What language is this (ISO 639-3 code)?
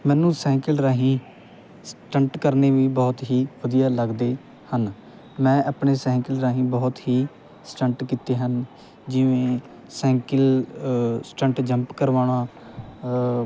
pan